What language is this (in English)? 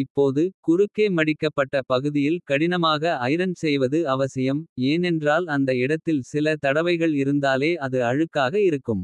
Kota (India)